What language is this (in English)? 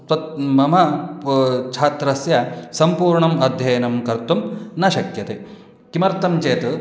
Sanskrit